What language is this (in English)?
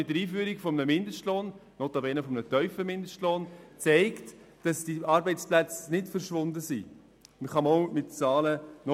Swiss German